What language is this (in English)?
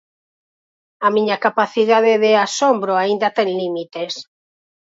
Galician